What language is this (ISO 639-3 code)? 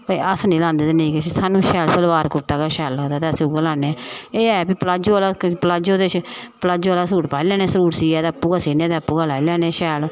doi